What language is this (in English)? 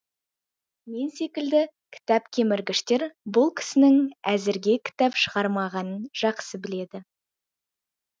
Kazakh